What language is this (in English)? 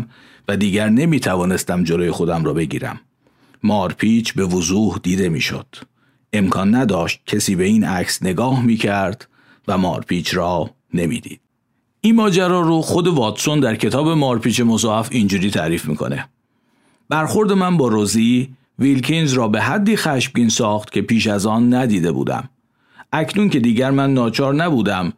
Persian